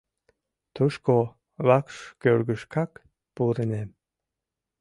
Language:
Mari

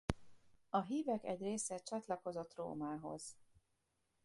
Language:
Hungarian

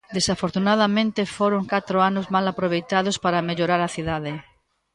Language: Galician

